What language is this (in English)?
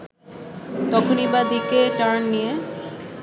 Bangla